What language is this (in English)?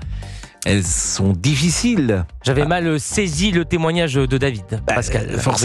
French